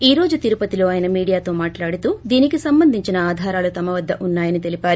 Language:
Telugu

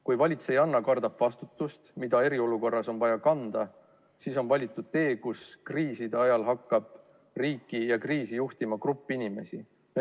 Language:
Estonian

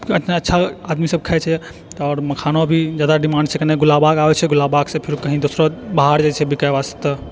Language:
Maithili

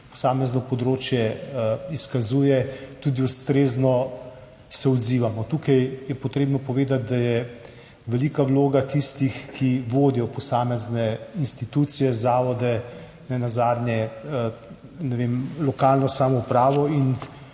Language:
Slovenian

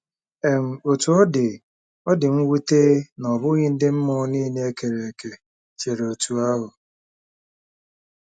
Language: Igbo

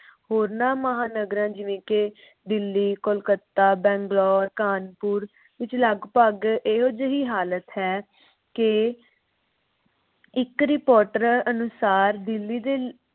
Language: Punjabi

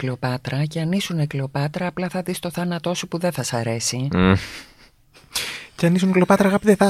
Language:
Greek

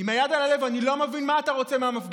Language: Hebrew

